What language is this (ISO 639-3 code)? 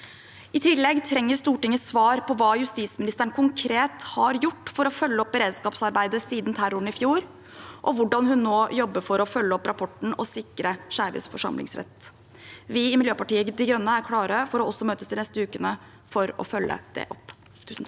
nor